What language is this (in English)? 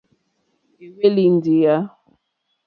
Mokpwe